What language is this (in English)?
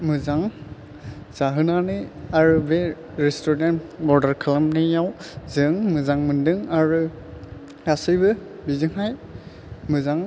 Bodo